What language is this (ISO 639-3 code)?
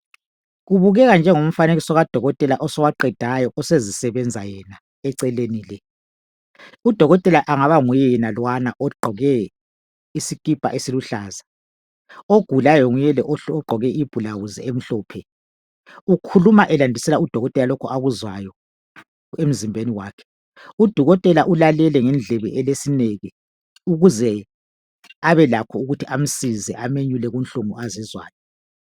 nde